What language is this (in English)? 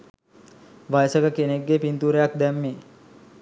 Sinhala